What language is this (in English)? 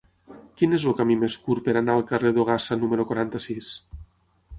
Catalan